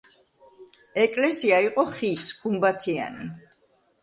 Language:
Georgian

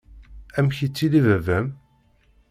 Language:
Kabyle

